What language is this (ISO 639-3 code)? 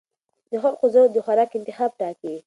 pus